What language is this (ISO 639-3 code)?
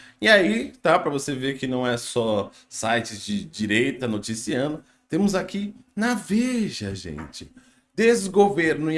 por